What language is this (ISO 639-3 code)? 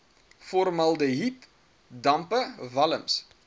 afr